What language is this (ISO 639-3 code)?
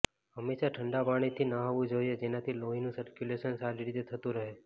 guj